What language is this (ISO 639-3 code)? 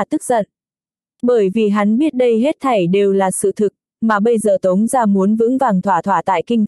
vie